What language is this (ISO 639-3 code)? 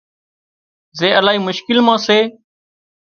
kxp